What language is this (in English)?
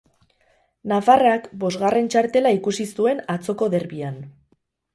Basque